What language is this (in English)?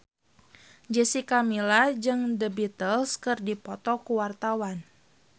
Sundanese